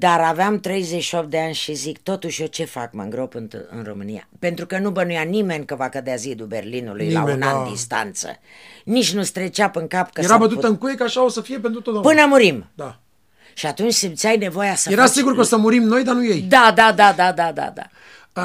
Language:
Romanian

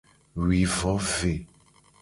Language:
Gen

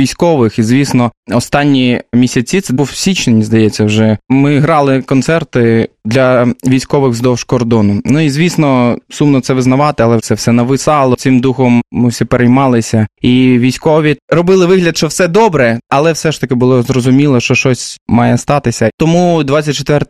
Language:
Ukrainian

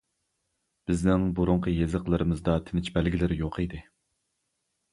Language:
Uyghur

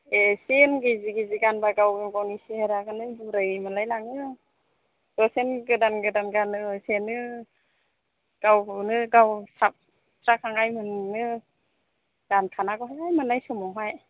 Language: Bodo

